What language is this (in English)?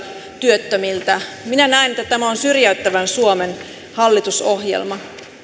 Finnish